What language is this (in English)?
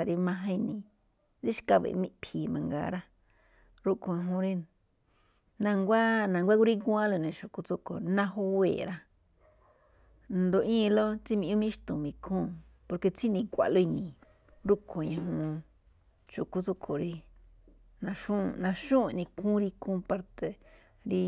Malinaltepec Me'phaa